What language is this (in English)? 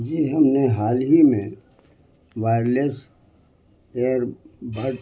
Urdu